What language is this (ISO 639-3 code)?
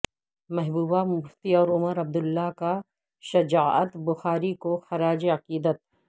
urd